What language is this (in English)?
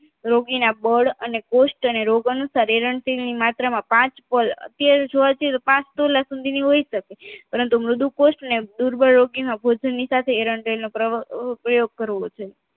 Gujarati